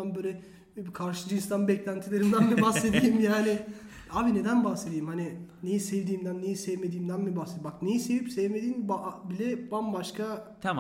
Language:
Turkish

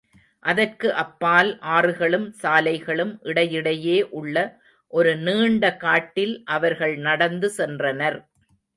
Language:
Tamil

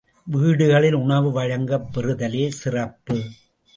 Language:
Tamil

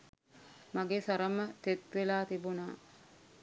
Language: Sinhala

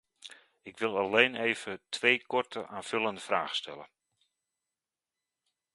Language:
Dutch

